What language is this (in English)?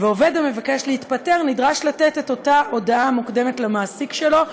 Hebrew